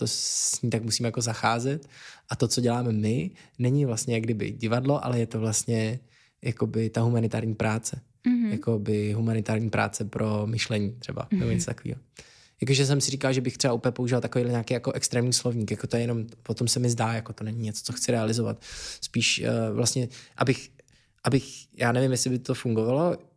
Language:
Czech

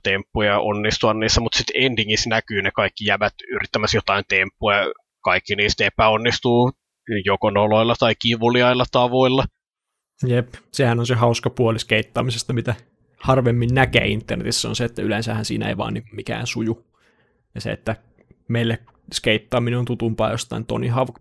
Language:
Finnish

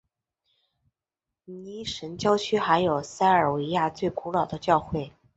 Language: Chinese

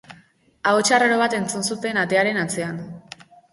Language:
Basque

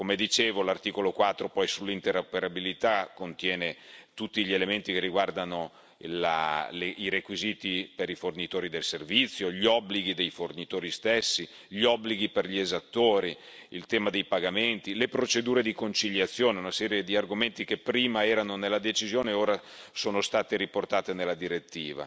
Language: Italian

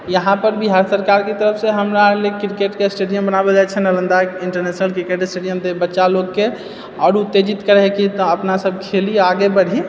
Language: Maithili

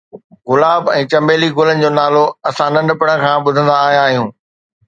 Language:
Sindhi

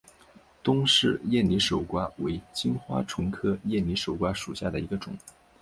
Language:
Chinese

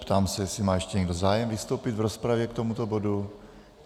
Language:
Czech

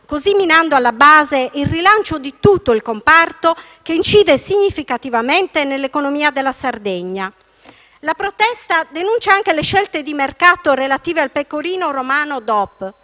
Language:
Italian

